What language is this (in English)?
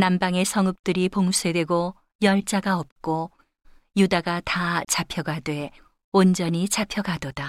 Korean